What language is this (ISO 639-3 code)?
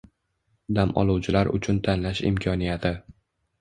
uzb